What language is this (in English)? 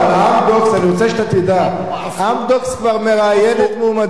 Hebrew